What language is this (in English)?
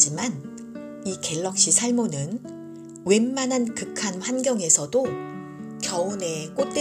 Korean